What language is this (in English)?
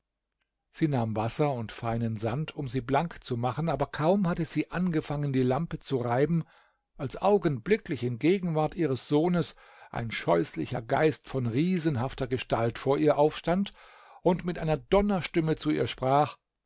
German